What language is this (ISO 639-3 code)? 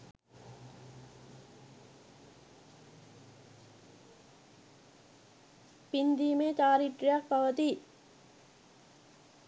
sin